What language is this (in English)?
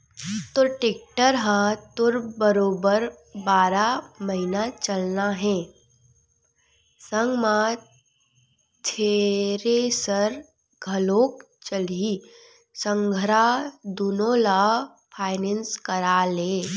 Chhattisgarhi